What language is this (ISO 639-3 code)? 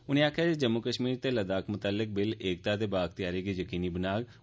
doi